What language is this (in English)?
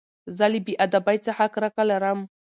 Pashto